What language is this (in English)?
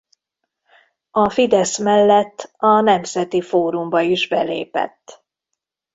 Hungarian